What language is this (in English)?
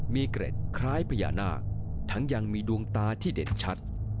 Thai